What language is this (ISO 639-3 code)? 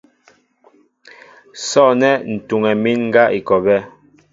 mbo